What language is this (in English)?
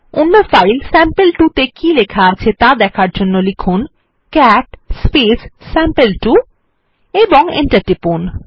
Bangla